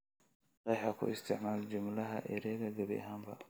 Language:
Somali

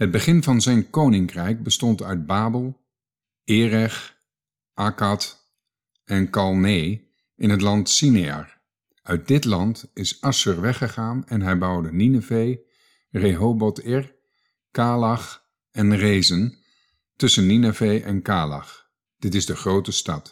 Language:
Dutch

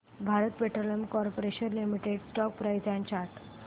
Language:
Marathi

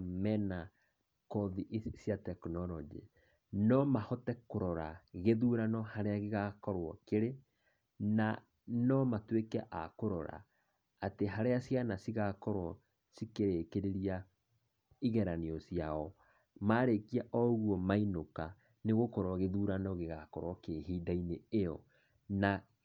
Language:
Kikuyu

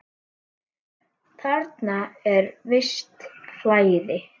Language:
Icelandic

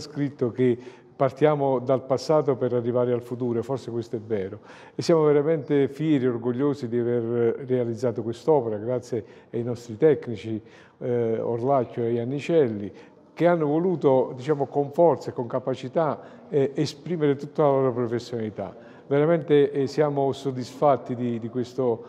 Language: Italian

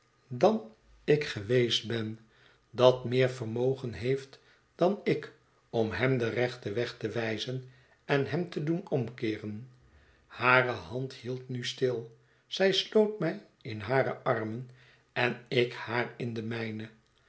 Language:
Dutch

